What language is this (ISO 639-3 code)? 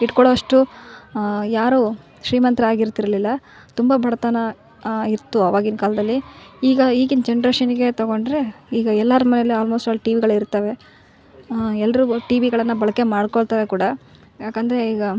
kan